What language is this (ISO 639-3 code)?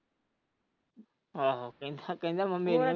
pan